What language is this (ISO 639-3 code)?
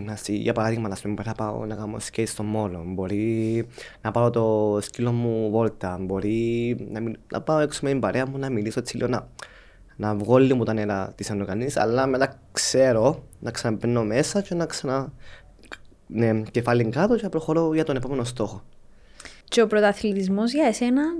ell